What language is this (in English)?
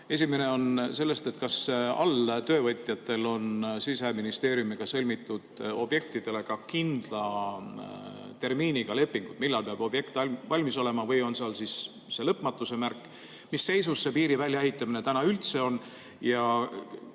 Estonian